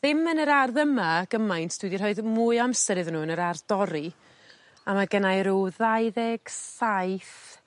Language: Welsh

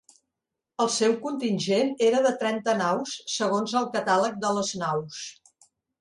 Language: Catalan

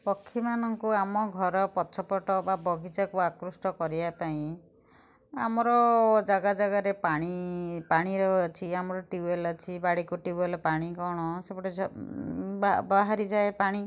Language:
Odia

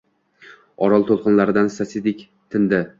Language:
Uzbek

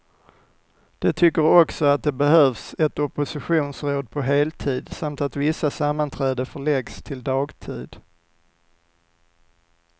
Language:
Swedish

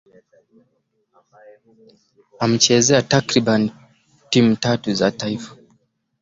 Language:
Swahili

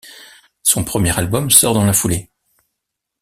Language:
French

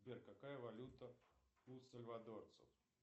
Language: Russian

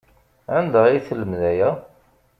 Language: Kabyle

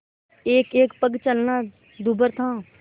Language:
Hindi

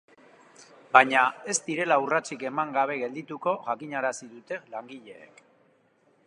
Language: Basque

